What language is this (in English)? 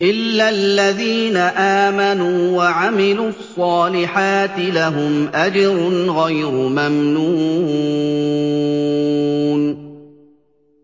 Arabic